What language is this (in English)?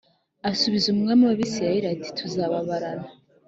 Kinyarwanda